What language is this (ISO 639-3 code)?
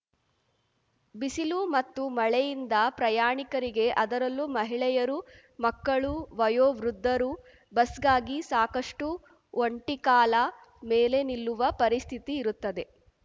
kan